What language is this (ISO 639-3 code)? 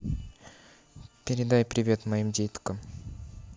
rus